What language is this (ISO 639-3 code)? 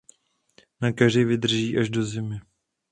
ces